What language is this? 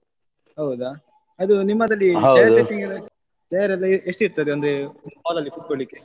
Kannada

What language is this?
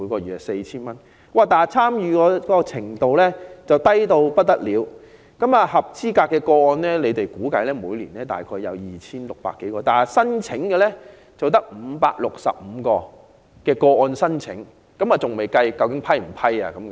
Cantonese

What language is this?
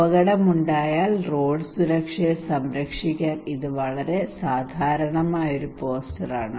Malayalam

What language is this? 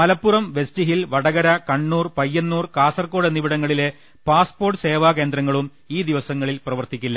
Malayalam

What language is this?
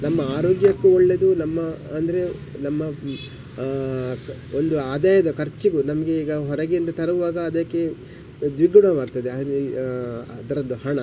Kannada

